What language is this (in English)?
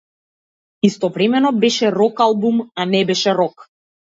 Macedonian